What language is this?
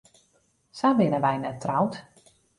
Western Frisian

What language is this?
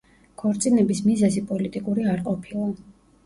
Georgian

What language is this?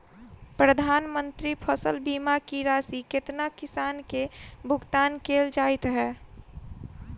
Maithili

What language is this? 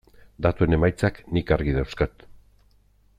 Basque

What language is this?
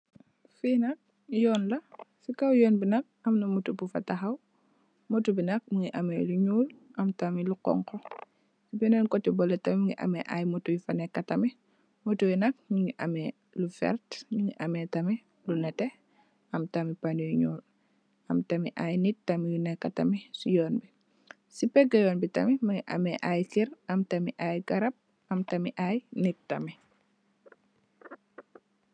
Wolof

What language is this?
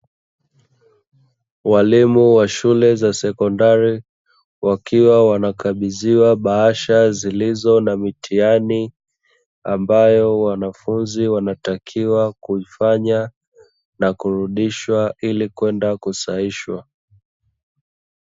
Swahili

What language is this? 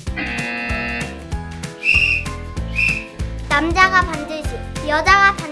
Korean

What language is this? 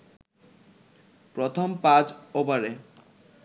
Bangla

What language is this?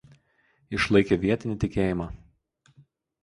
Lithuanian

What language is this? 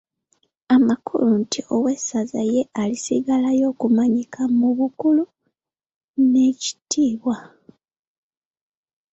Ganda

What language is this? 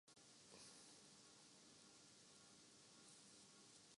Urdu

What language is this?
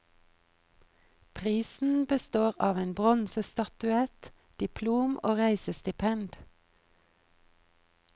Norwegian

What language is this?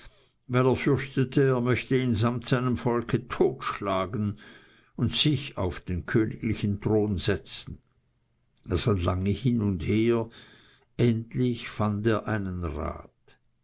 German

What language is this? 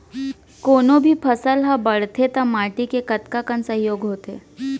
Chhattisgarhi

